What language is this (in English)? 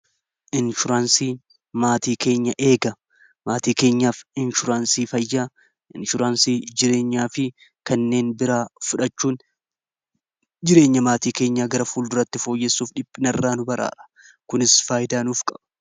Oromo